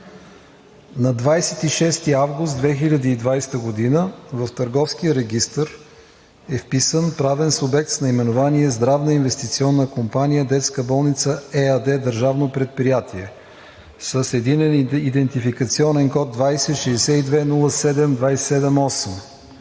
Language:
Bulgarian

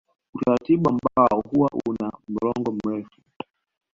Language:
Swahili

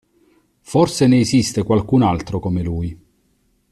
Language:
Italian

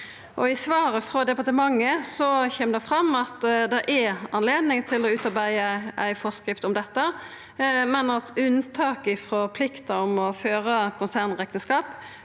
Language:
Norwegian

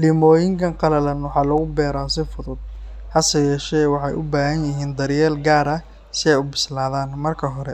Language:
Somali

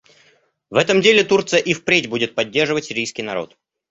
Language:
Russian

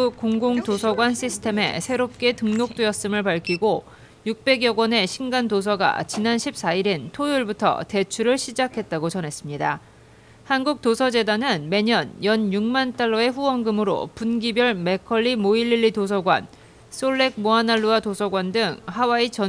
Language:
Korean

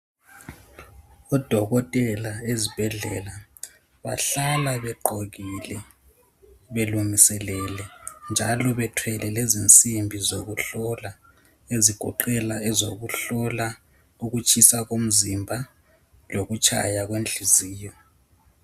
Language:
North Ndebele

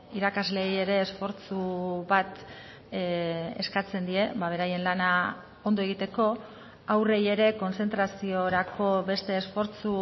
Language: Basque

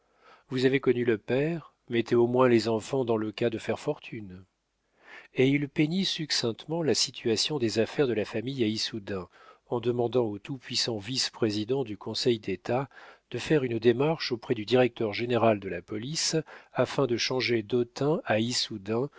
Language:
French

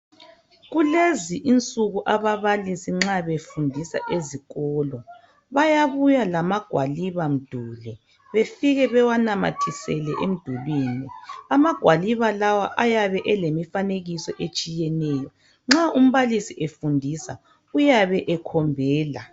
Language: North Ndebele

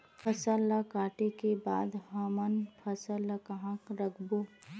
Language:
Chhattisgarhi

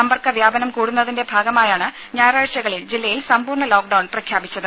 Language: Malayalam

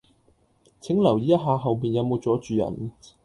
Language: Cantonese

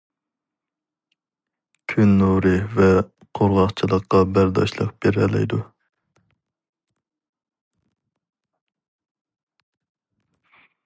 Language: Uyghur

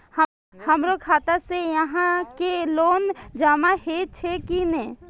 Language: Maithili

